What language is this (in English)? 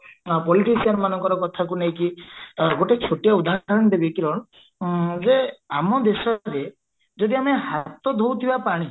Odia